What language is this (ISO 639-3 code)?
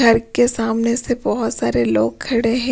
hin